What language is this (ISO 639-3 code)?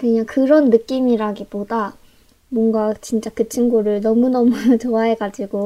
kor